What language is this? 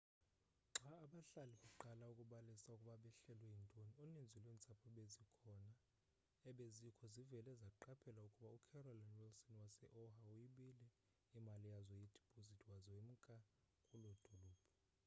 Xhosa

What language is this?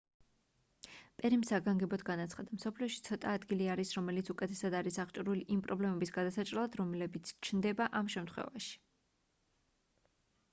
Georgian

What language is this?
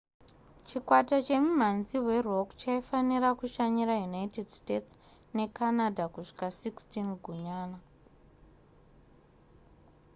Shona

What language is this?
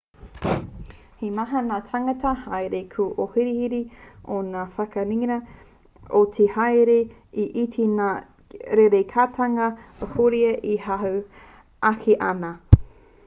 Māori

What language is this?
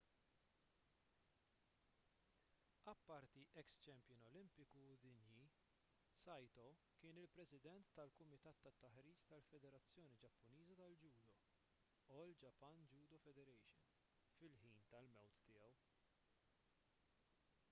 Maltese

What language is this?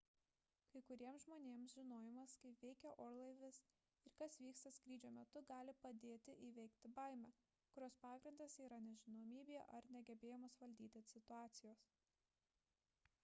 Lithuanian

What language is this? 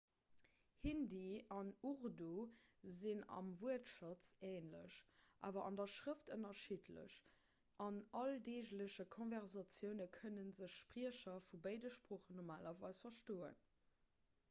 Luxembourgish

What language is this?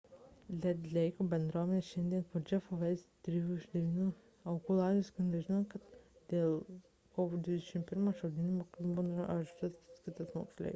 Lithuanian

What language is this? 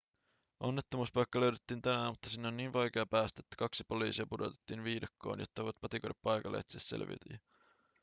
Finnish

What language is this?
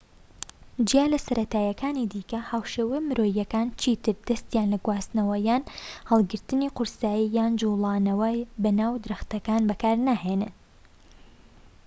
Central Kurdish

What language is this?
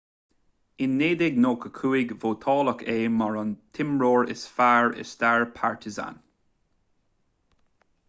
Irish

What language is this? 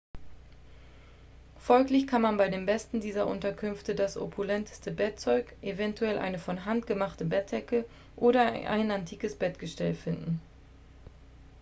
German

